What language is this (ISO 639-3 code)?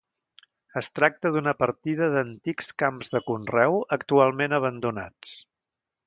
cat